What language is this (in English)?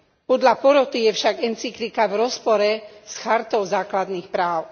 Slovak